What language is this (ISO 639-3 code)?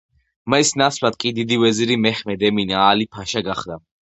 kat